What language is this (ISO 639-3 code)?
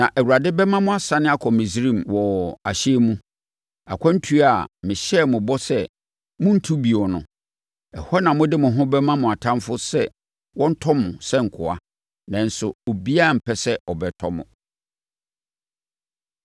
aka